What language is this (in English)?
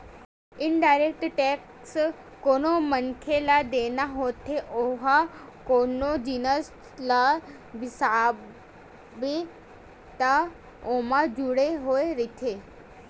Chhattisgarhi